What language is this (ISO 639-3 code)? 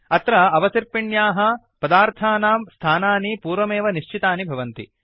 san